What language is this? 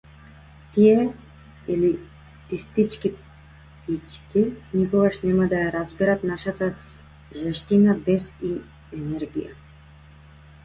Macedonian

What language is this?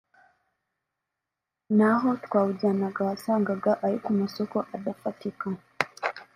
Kinyarwanda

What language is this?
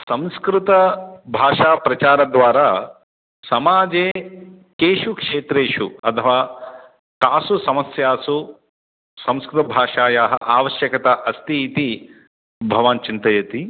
Sanskrit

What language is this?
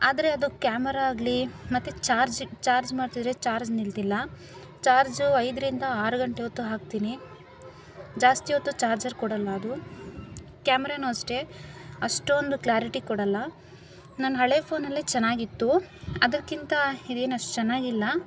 Kannada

